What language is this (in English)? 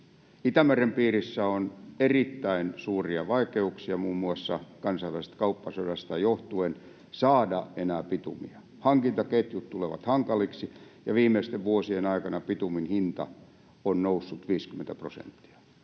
Finnish